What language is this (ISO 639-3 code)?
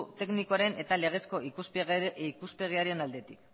eus